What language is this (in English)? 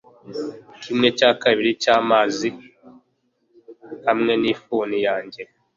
Kinyarwanda